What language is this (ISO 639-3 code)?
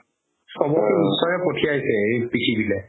asm